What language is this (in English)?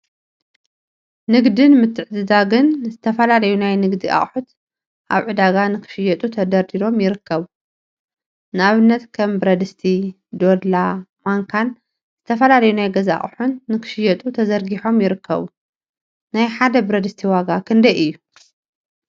Tigrinya